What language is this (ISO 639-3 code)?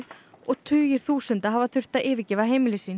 isl